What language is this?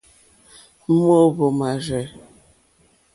Mokpwe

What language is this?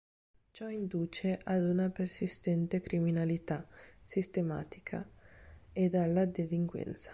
Italian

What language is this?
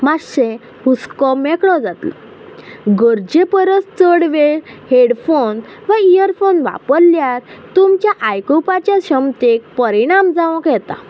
Konkani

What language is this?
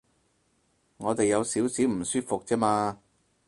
Cantonese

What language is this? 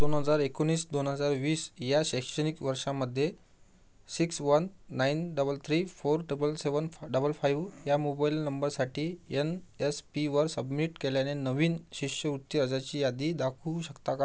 Marathi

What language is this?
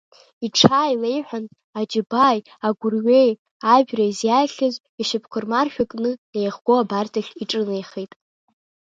Abkhazian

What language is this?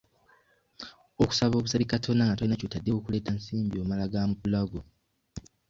Ganda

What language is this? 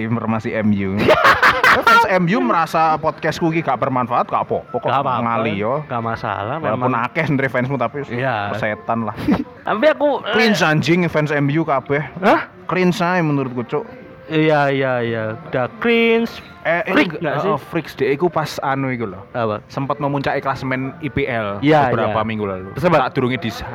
Indonesian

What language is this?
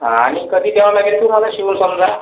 Marathi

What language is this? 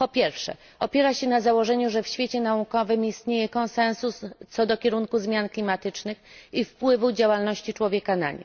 Polish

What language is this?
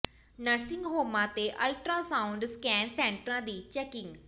Punjabi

